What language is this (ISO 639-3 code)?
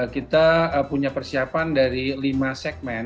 ind